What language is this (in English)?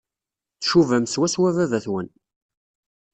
Kabyle